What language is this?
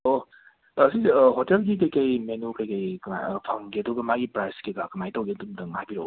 Manipuri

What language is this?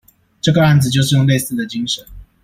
Chinese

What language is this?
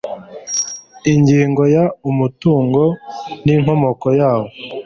Kinyarwanda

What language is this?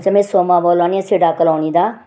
Dogri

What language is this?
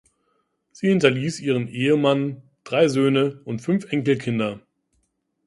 German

